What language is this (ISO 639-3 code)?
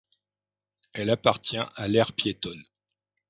fra